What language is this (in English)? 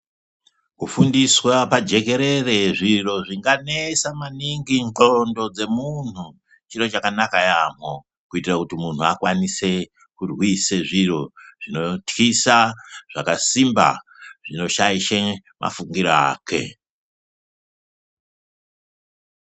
Ndau